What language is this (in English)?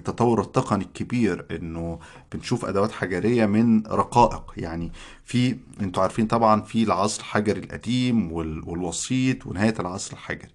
Arabic